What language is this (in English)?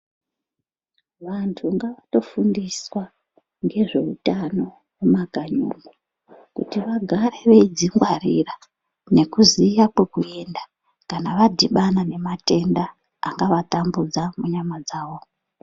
Ndau